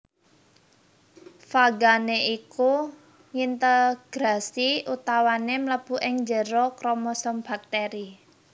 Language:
Javanese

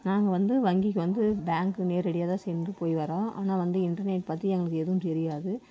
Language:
Tamil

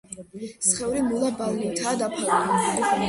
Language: Georgian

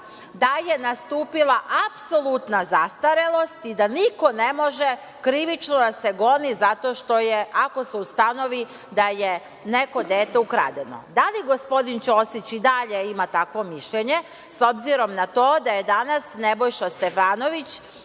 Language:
Serbian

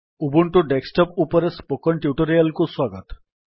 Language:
Odia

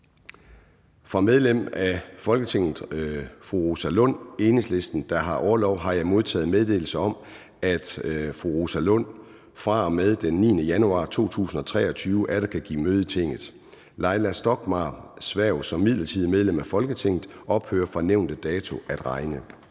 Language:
Danish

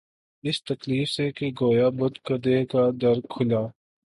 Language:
Urdu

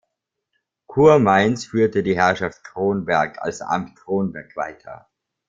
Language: German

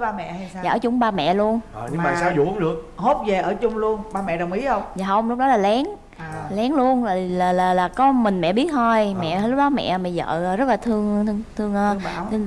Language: Vietnamese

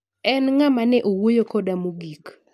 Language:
Luo (Kenya and Tanzania)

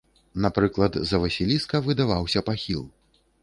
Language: Belarusian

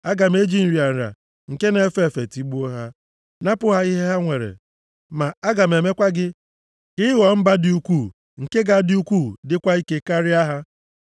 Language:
Igbo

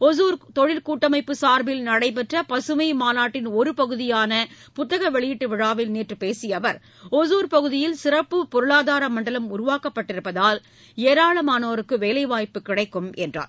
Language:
Tamil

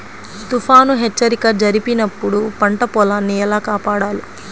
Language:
Telugu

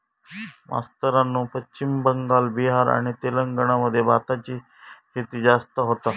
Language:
Marathi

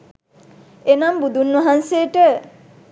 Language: Sinhala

